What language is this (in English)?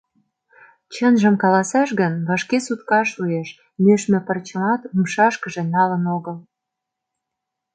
Mari